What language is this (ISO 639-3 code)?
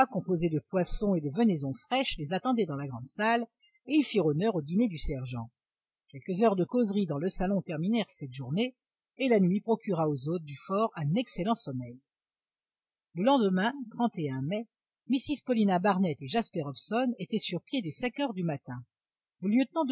fra